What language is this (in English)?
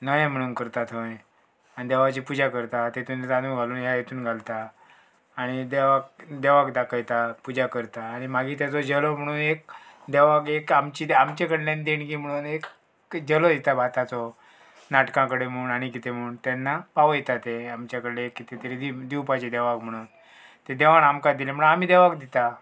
Konkani